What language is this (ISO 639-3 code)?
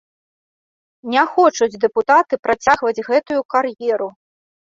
bel